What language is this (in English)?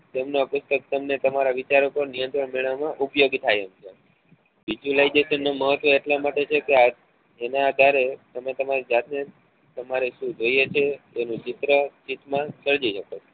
Gujarati